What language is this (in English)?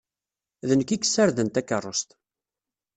Kabyle